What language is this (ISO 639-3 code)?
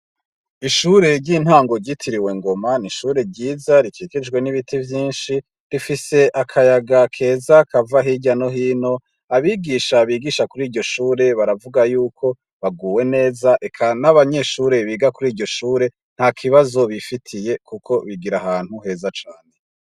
run